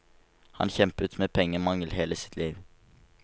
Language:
Norwegian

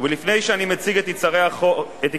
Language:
Hebrew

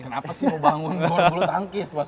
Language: Indonesian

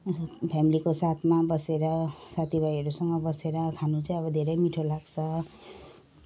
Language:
Nepali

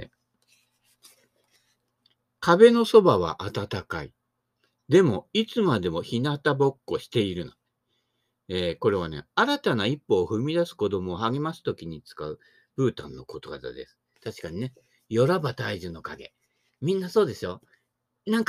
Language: Japanese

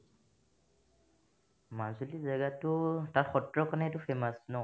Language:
Assamese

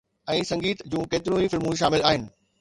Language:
Sindhi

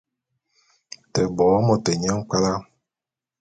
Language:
Bulu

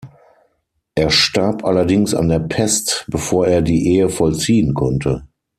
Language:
German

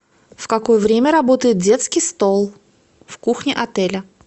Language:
Russian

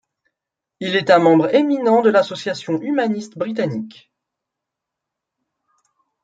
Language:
French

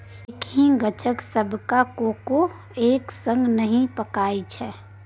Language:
Maithili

